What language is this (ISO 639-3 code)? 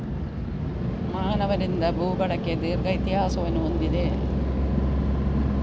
kan